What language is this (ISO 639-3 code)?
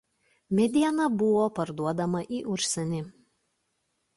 lit